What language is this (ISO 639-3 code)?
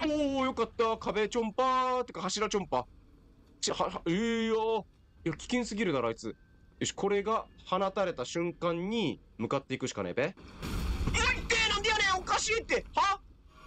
jpn